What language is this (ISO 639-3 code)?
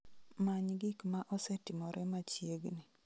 luo